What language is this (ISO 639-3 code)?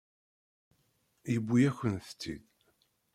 kab